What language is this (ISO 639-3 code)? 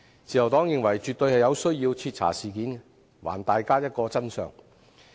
yue